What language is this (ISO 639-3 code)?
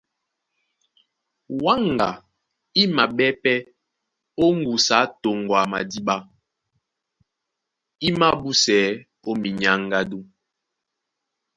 dua